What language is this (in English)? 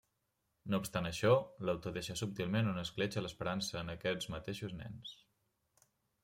Catalan